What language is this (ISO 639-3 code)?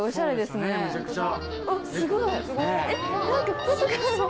jpn